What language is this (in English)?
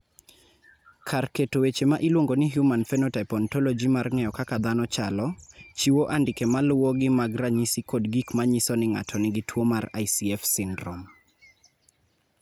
Luo (Kenya and Tanzania)